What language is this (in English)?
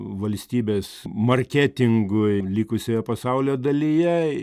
Lithuanian